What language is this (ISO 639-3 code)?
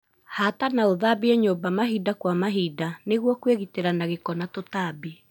kik